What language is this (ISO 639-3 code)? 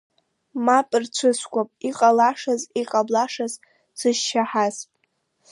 abk